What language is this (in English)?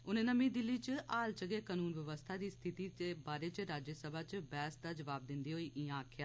Dogri